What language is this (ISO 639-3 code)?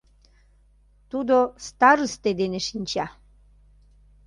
chm